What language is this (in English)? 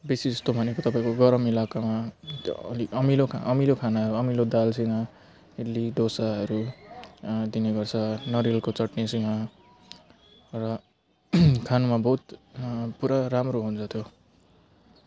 Nepali